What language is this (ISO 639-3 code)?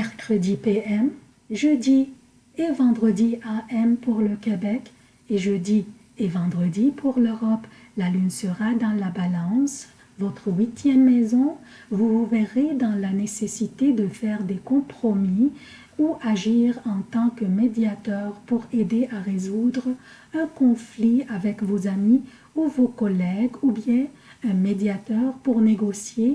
fra